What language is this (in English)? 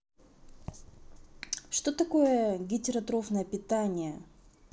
Russian